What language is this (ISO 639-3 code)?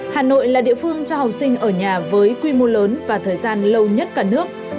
vie